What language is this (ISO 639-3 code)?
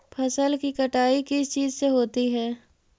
mag